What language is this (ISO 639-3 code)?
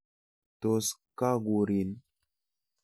kln